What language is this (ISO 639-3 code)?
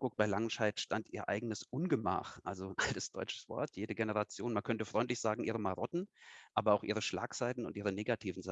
deu